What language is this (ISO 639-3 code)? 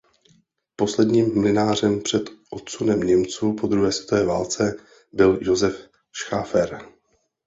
ces